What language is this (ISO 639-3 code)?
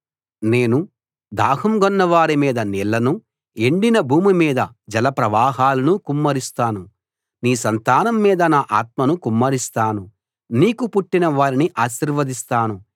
tel